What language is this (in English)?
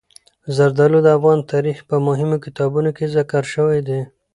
Pashto